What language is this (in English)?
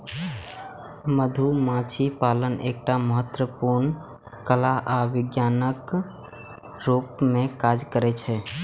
Maithili